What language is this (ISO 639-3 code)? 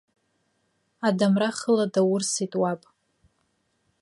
abk